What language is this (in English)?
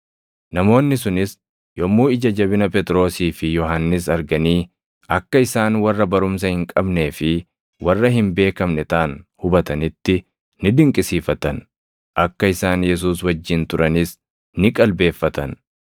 Oromo